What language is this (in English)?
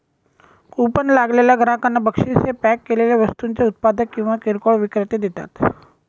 Marathi